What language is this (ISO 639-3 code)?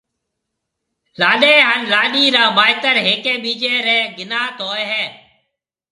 mve